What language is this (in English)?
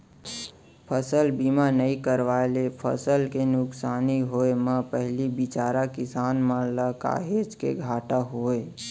Chhattisgarhi